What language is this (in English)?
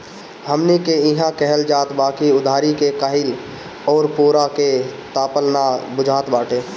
Bhojpuri